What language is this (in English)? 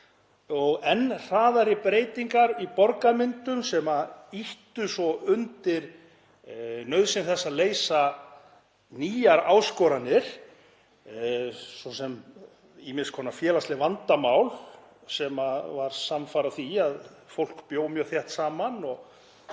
Icelandic